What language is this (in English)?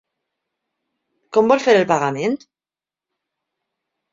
Catalan